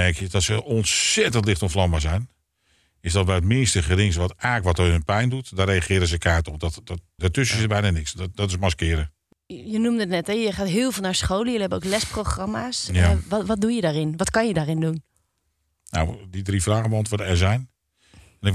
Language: Dutch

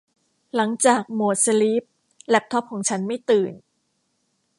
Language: Thai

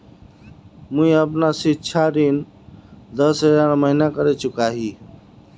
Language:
Magahi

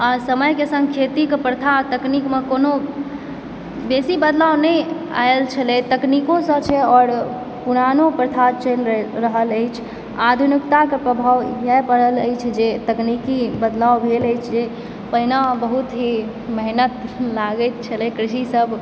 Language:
Maithili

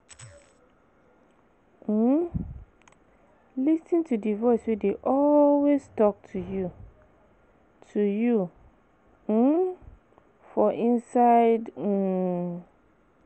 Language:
Nigerian Pidgin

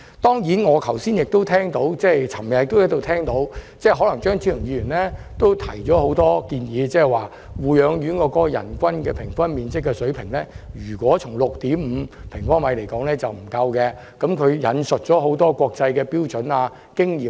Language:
Cantonese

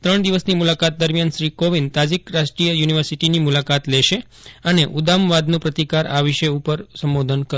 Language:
Gujarati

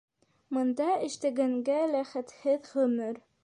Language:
Bashkir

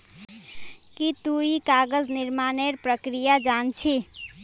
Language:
Magahi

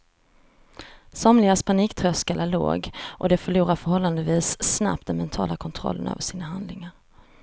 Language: Swedish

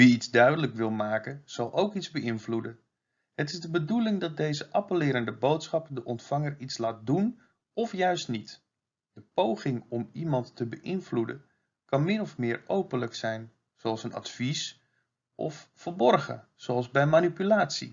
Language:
Dutch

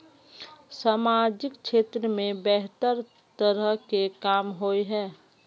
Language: Magahi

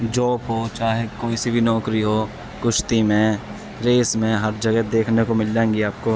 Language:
Urdu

